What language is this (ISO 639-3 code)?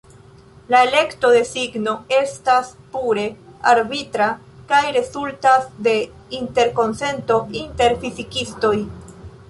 epo